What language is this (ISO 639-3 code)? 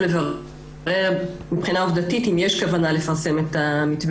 heb